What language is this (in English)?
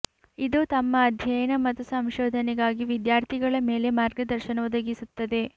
Kannada